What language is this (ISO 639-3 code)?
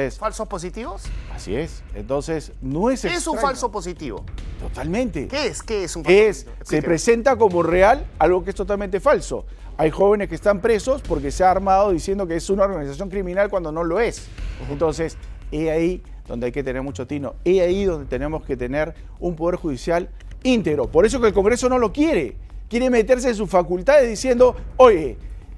spa